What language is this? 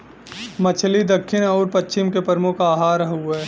Bhojpuri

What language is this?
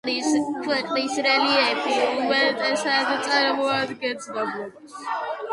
Georgian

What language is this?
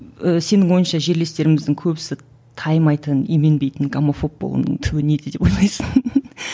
Kazakh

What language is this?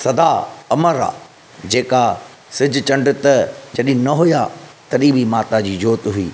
Sindhi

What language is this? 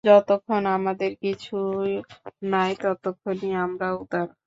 Bangla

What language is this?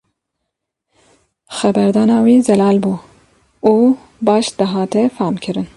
Kurdish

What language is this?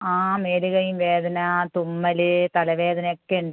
Malayalam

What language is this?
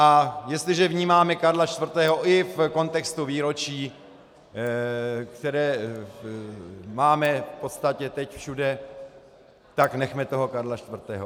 Czech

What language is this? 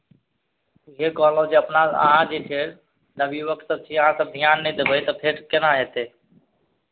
Maithili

